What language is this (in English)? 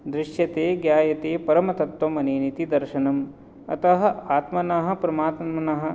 Sanskrit